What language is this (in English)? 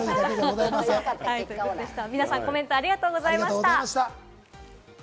Japanese